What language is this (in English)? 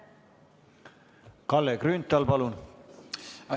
Estonian